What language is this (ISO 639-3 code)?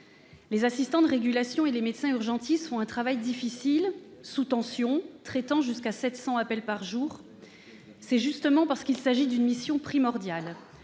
fra